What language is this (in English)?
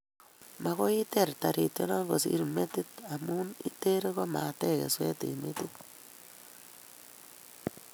Kalenjin